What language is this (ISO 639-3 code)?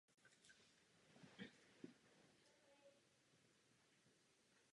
ces